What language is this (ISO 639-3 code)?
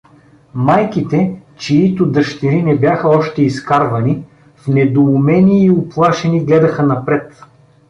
bul